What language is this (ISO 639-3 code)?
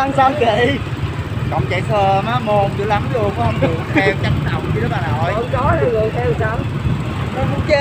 vie